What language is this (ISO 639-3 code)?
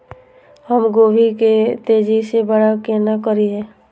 mai